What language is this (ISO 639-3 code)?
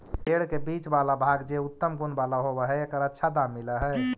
mag